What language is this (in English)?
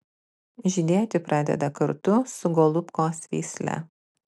Lithuanian